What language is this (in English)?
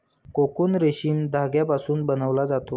Marathi